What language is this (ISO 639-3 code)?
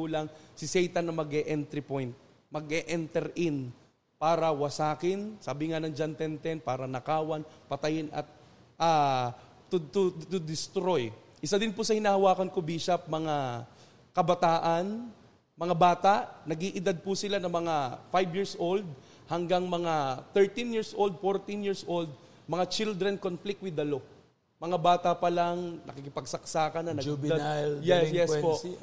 fil